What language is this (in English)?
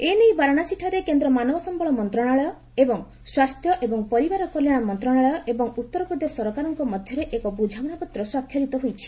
Odia